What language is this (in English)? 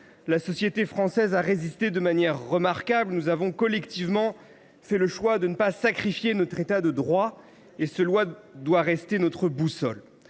French